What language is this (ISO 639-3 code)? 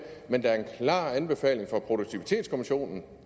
dan